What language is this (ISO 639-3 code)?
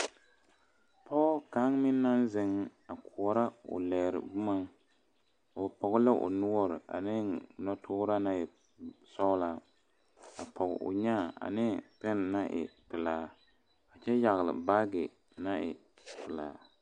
dga